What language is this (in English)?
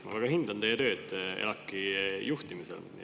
Estonian